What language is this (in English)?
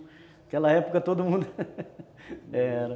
Portuguese